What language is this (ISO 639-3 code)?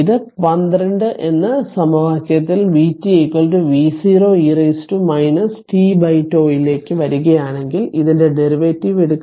mal